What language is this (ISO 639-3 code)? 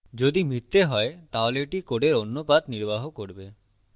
ben